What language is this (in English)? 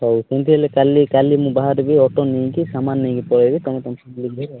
Odia